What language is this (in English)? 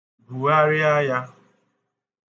Igbo